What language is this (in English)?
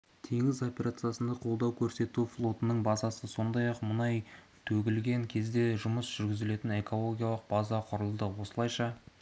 Kazakh